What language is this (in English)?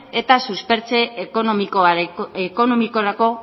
Basque